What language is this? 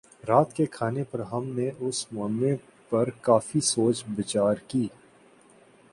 Urdu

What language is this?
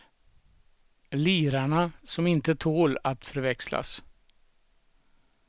Swedish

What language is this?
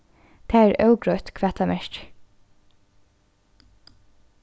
Faroese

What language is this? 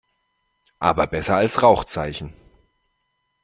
German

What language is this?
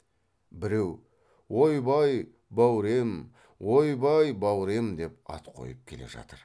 Kazakh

